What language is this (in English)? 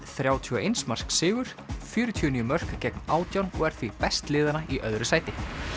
Icelandic